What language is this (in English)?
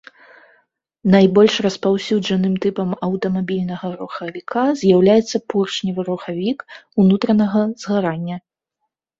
Belarusian